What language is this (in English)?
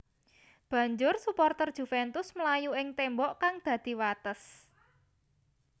Javanese